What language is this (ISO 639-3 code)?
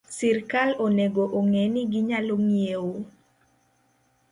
luo